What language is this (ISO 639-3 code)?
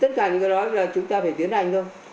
vie